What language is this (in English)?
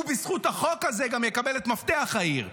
Hebrew